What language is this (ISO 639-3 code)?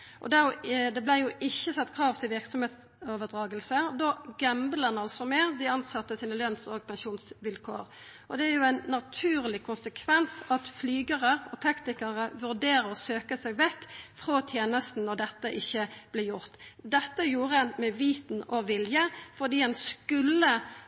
nno